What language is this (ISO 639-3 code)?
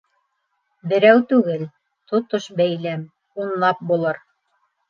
bak